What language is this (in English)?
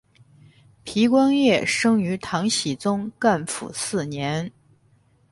Chinese